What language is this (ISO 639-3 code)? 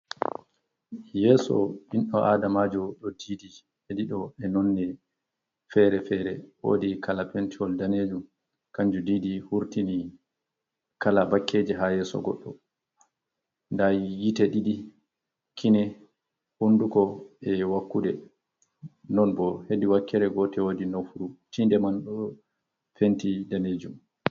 ful